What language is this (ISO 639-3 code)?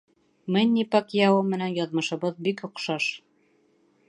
bak